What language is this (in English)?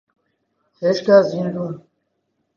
Central Kurdish